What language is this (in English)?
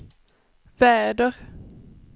Swedish